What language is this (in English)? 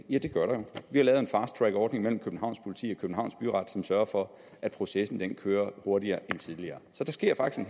Danish